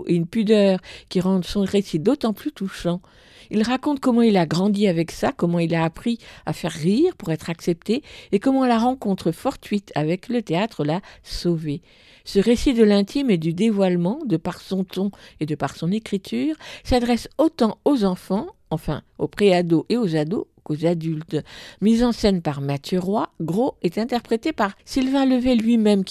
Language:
French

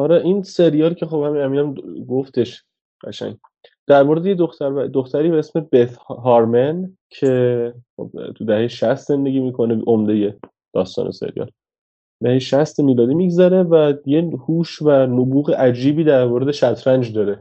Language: Persian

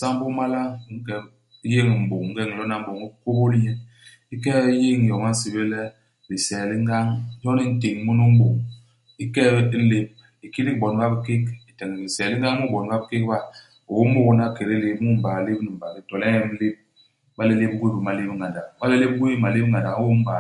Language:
Basaa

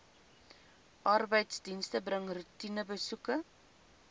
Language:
Afrikaans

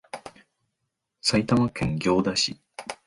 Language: Japanese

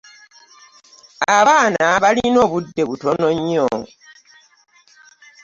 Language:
Ganda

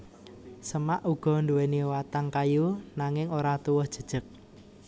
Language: Javanese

